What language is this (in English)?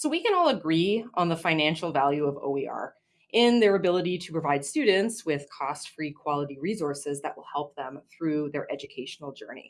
English